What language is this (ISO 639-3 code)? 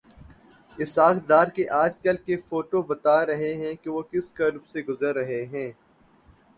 urd